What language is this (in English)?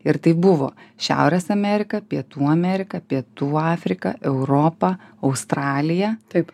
Lithuanian